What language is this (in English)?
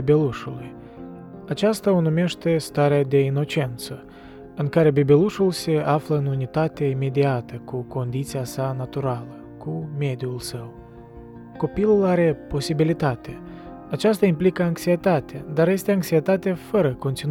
Romanian